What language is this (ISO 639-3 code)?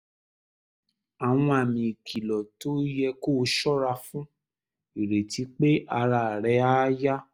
yor